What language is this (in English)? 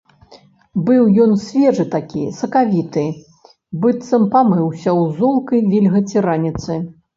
Belarusian